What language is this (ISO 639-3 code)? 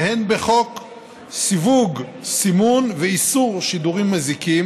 heb